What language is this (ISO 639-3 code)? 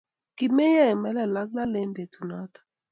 kln